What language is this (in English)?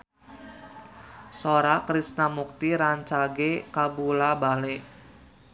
Sundanese